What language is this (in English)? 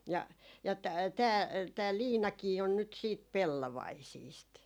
Finnish